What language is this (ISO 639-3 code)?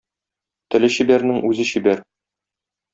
tat